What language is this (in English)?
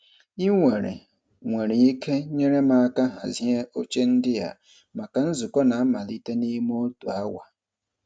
Igbo